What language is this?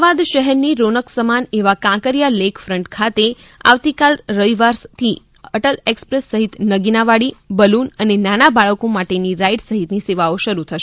Gujarati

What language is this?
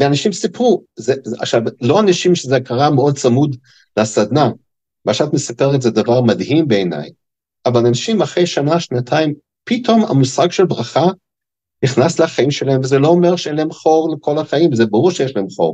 Hebrew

